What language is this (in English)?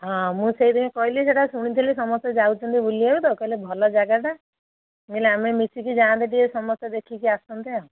Odia